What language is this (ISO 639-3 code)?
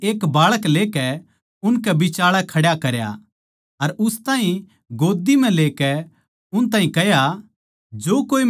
bgc